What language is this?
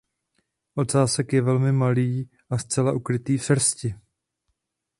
Czech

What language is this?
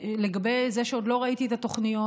Hebrew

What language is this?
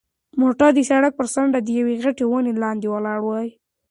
Pashto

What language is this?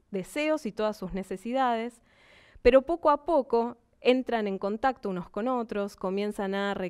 Spanish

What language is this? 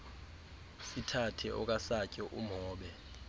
Xhosa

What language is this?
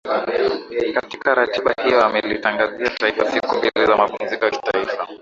Swahili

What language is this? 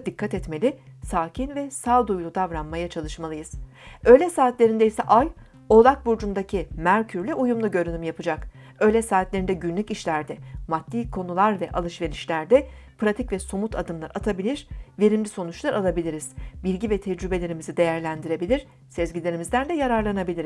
Turkish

